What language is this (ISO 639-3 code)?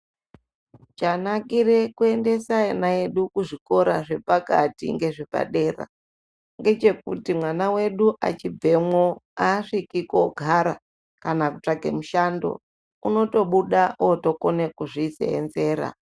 ndc